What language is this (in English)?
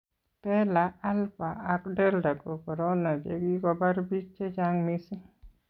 Kalenjin